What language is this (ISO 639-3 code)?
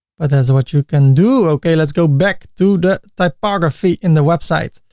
eng